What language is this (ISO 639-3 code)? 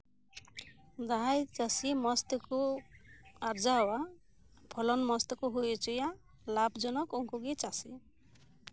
sat